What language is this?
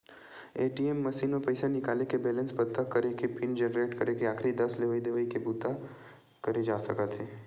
Chhattisgarhi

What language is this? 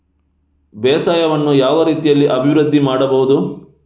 Kannada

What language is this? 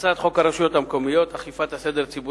Hebrew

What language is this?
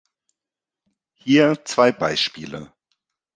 German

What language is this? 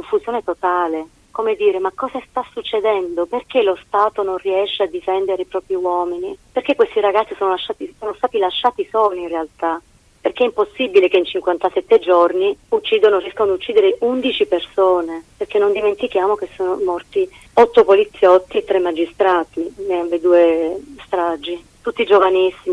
Italian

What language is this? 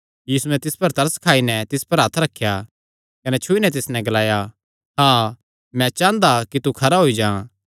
Kangri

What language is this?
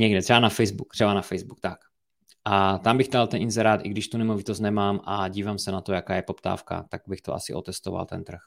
Czech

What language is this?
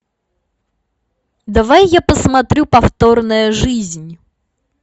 Russian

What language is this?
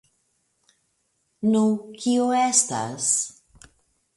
Esperanto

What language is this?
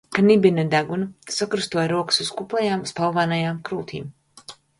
Latvian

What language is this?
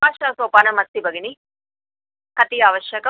Sanskrit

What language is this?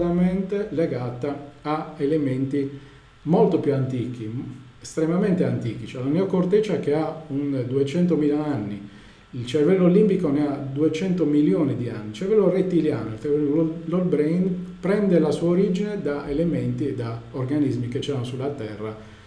Italian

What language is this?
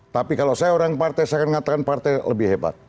Indonesian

